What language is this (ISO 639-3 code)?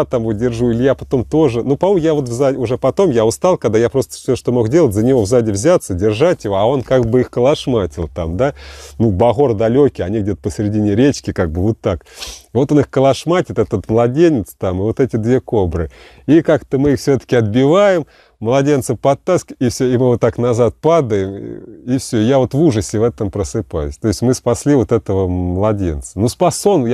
rus